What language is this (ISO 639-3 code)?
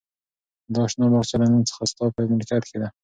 pus